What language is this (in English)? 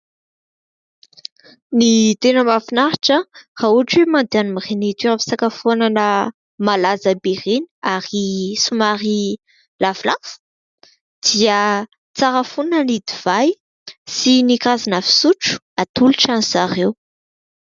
Malagasy